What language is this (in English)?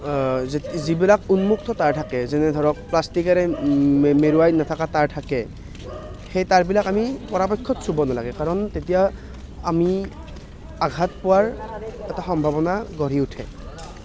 Assamese